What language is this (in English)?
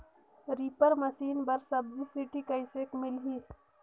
Chhattisgarhi